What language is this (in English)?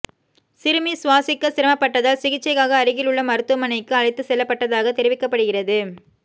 Tamil